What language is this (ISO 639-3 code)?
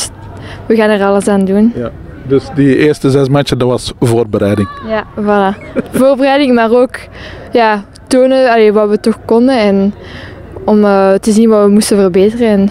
nld